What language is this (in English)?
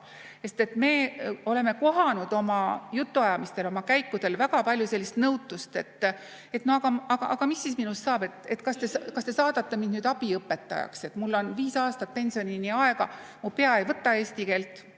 Estonian